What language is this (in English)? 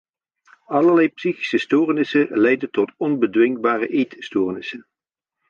Dutch